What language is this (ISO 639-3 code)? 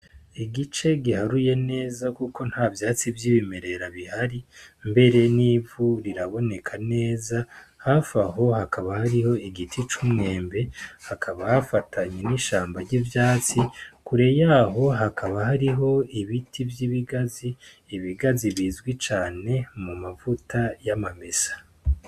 run